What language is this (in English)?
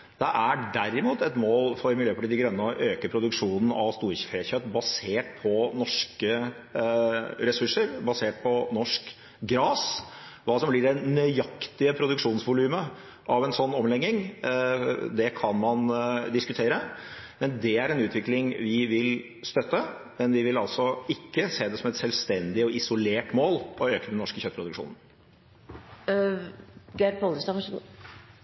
Norwegian